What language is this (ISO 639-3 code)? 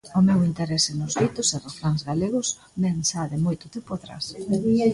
glg